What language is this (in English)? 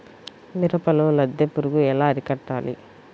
Telugu